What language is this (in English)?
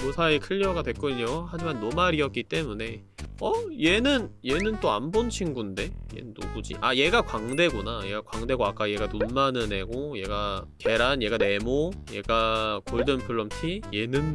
Korean